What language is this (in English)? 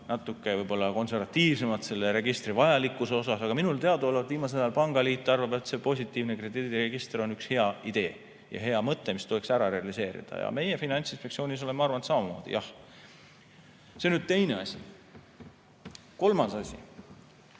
Estonian